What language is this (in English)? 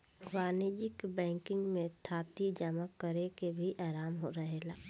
Bhojpuri